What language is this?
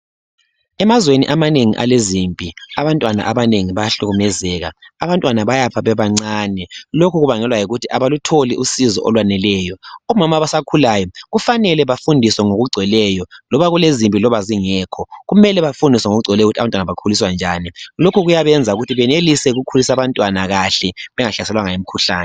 North Ndebele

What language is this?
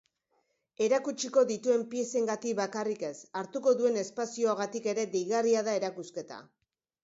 Basque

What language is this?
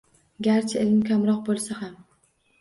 Uzbek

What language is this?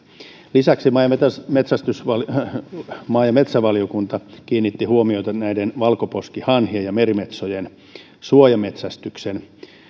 Finnish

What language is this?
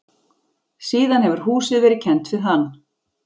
Icelandic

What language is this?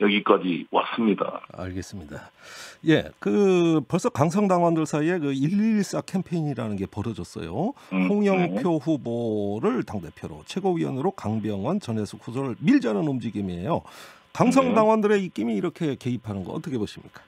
Korean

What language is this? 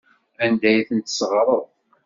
Kabyle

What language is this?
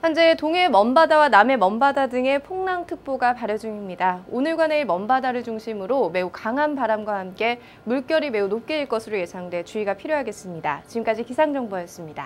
Korean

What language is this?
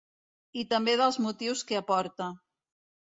Catalan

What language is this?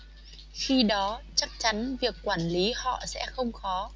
Vietnamese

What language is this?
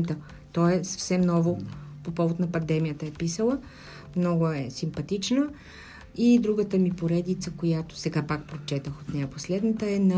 Bulgarian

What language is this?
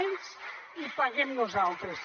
Catalan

